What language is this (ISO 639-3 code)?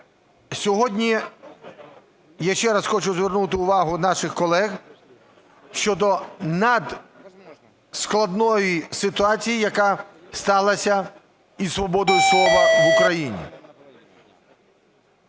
ukr